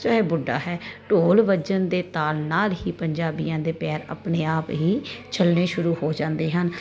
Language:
Punjabi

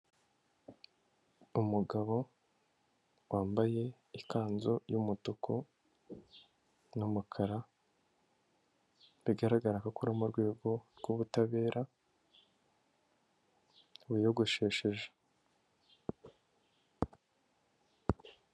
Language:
Kinyarwanda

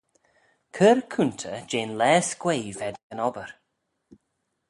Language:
Manx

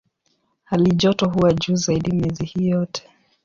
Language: Swahili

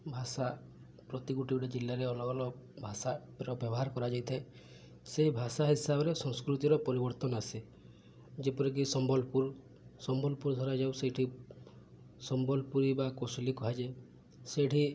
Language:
Odia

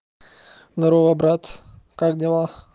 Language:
Russian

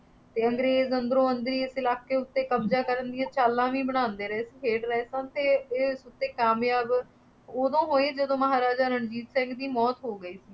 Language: Punjabi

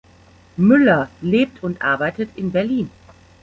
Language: German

